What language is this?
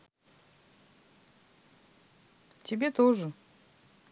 Russian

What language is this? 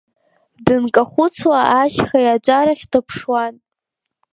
Abkhazian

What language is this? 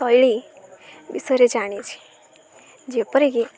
Odia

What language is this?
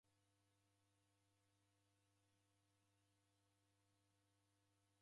Taita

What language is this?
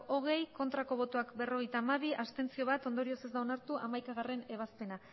Basque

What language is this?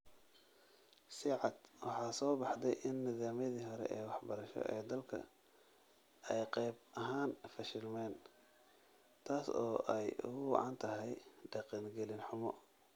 Somali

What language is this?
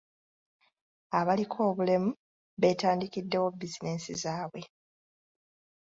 Ganda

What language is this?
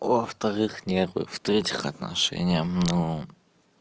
Russian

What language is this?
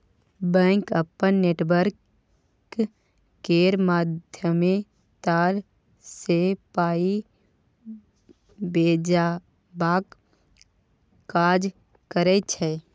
Maithili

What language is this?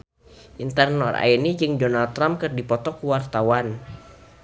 Sundanese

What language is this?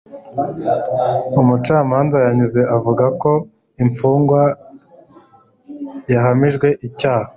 Kinyarwanda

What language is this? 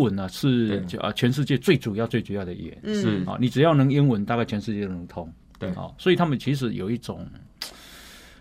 Chinese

